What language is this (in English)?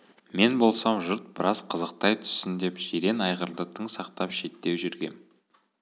Kazakh